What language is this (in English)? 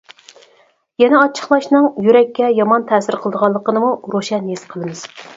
Uyghur